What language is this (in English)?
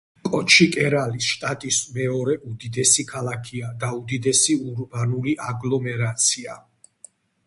Georgian